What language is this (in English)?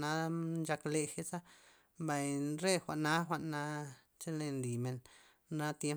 Loxicha Zapotec